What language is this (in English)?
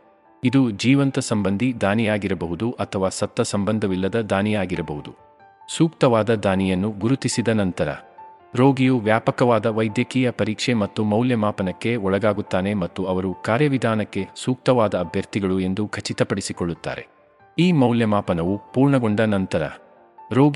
Kannada